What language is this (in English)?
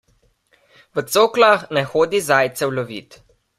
Slovenian